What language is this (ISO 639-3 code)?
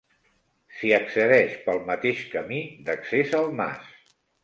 cat